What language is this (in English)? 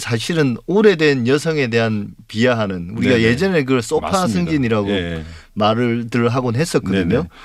Korean